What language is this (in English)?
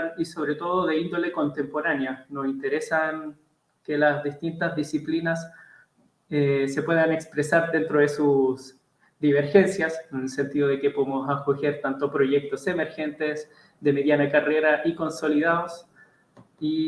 Spanish